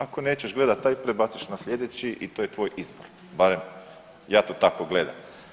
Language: Croatian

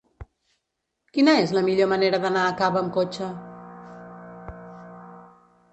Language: Catalan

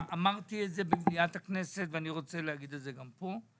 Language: Hebrew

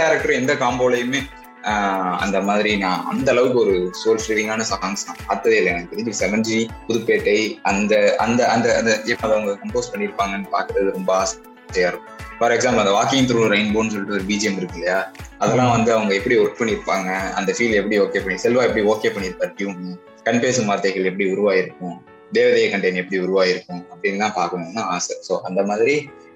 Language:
Tamil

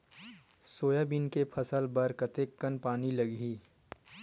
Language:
Chhattisgarhi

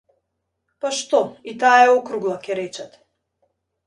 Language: Macedonian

